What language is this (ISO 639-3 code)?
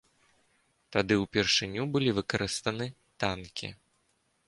bel